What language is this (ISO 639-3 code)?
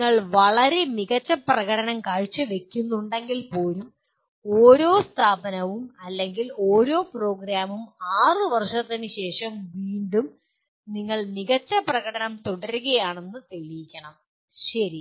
mal